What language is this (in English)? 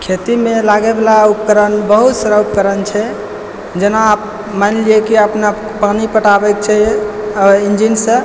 Maithili